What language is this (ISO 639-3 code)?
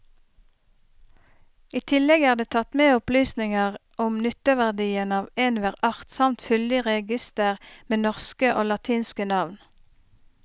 nor